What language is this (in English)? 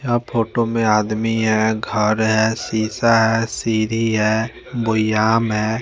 Hindi